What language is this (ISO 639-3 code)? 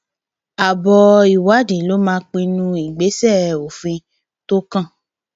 yor